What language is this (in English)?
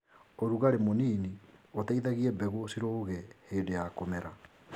Kikuyu